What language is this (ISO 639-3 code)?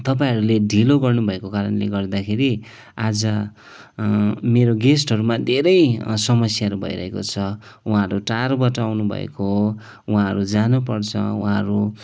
nep